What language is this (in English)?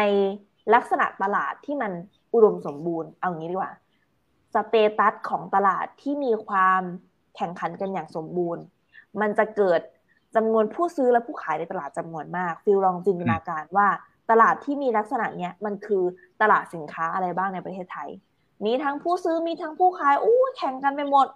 Thai